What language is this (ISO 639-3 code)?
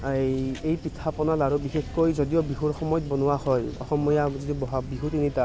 asm